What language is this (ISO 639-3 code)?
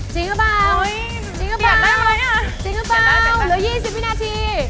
tha